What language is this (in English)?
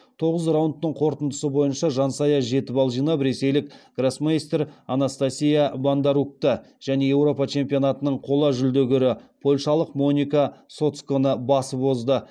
Kazakh